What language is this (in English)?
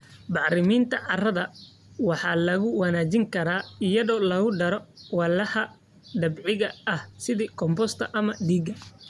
Somali